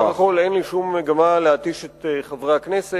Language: Hebrew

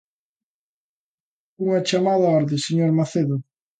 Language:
Galician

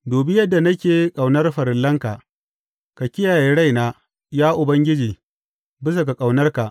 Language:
Hausa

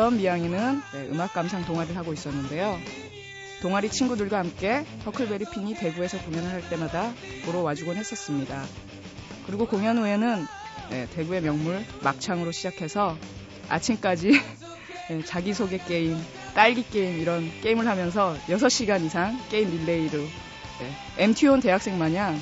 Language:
Korean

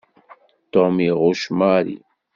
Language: Kabyle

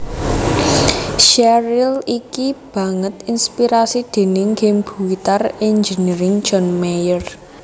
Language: Javanese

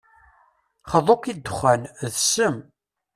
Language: Kabyle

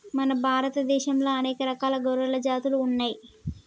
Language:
Telugu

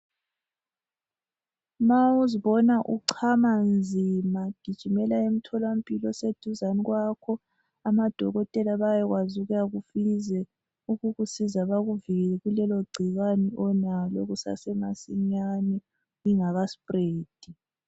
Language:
North Ndebele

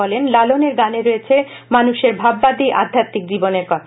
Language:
Bangla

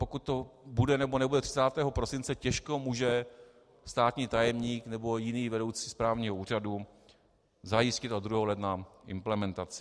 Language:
Czech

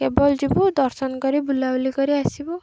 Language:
Odia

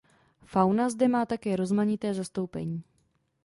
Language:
Czech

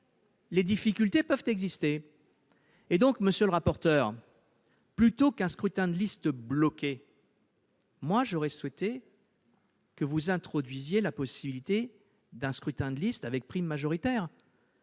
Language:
French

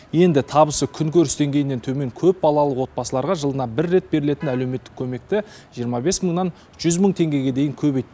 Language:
Kazakh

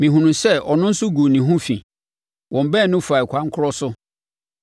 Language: Akan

